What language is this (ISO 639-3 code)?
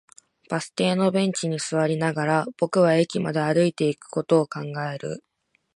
jpn